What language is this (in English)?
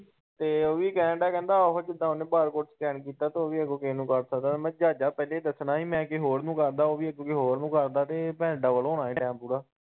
Punjabi